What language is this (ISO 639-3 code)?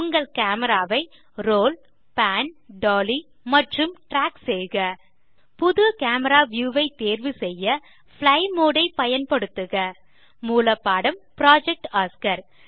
tam